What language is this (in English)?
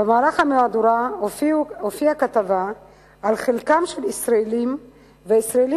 Hebrew